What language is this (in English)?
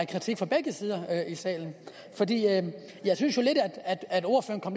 Danish